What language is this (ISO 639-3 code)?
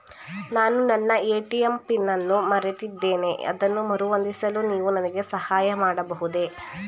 kan